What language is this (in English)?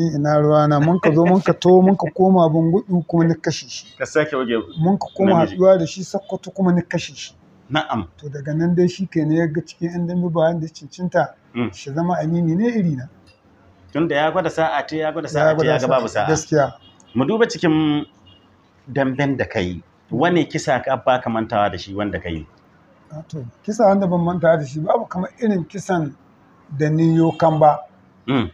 Arabic